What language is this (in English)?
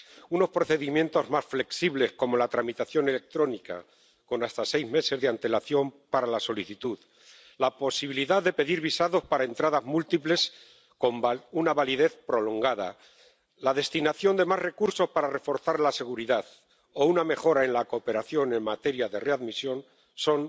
Spanish